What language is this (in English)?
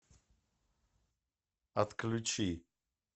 Russian